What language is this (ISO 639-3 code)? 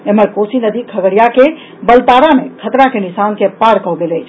mai